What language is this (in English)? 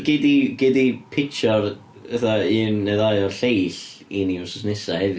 Welsh